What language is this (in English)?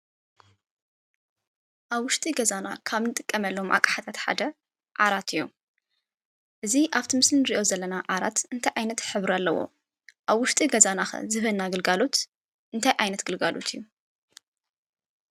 Tigrinya